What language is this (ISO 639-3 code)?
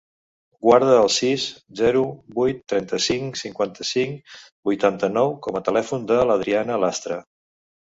cat